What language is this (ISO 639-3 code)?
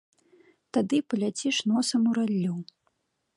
bel